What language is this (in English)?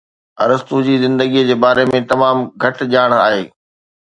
Sindhi